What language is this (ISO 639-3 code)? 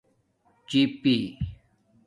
dmk